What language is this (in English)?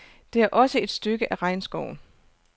Danish